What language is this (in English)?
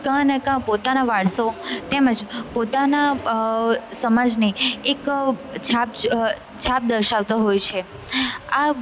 Gujarati